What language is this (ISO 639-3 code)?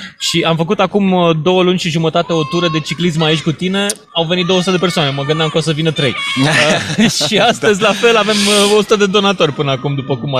ron